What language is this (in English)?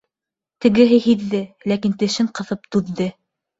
Bashkir